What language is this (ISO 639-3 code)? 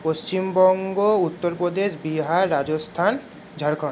ben